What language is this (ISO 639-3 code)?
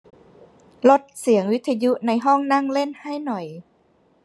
tha